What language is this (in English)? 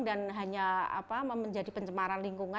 Indonesian